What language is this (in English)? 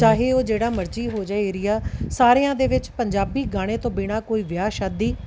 Punjabi